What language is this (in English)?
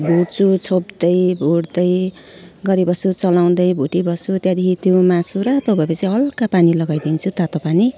Nepali